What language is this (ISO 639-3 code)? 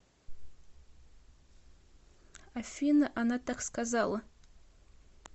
rus